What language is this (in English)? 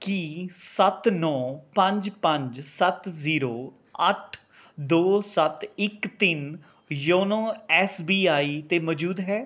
Punjabi